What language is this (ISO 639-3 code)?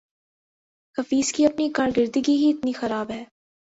urd